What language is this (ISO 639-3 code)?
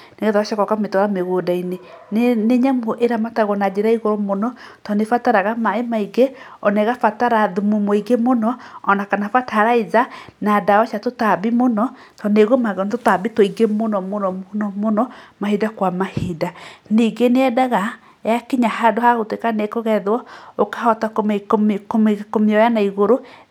kik